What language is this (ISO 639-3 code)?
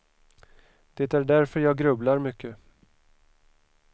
swe